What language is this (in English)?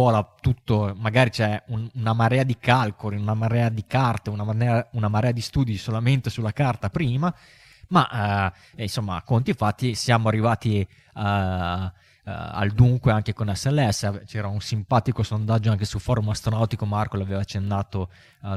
Italian